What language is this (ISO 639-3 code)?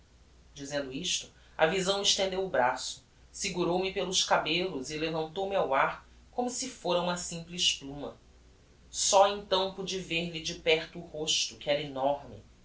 por